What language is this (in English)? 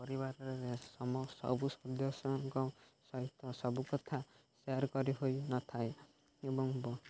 Odia